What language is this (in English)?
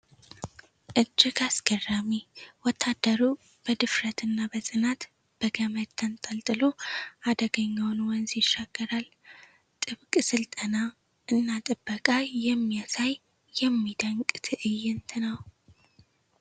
Amharic